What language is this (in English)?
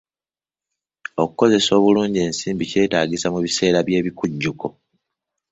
Ganda